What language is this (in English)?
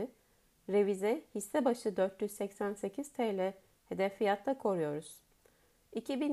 Turkish